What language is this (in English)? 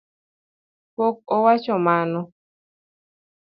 Luo (Kenya and Tanzania)